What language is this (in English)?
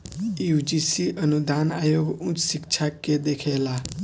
Bhojpuri